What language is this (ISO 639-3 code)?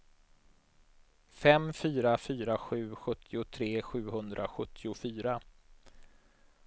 swe